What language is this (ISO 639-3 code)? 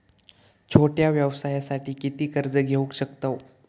mar